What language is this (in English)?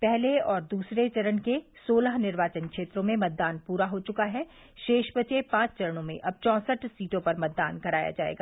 Hindi